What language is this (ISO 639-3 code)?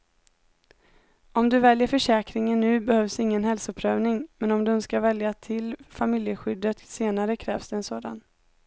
swe